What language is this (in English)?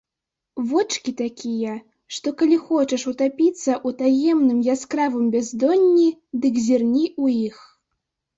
Belarusian